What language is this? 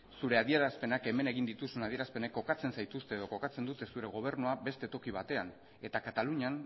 Basque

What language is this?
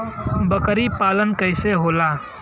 Bhojpuri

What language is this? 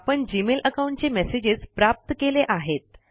Marathi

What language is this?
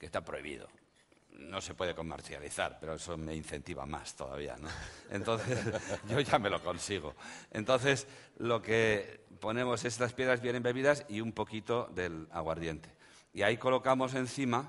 Spanish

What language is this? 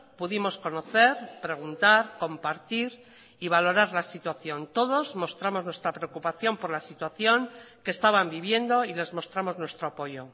Spanish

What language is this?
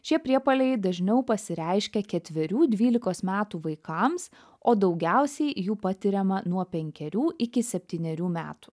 Lithuanian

